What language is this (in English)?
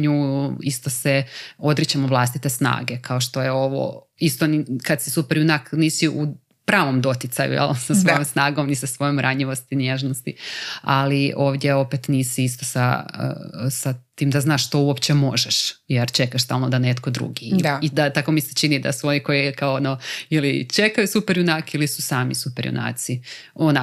Croatian